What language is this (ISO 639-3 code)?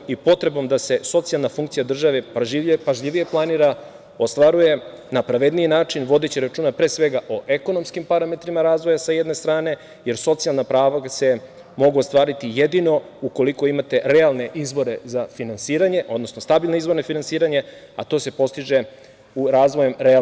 srp